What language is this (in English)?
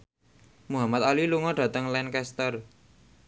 Javanese